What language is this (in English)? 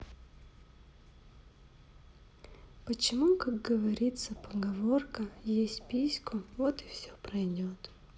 Russian